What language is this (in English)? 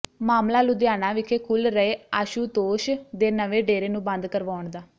Punjabi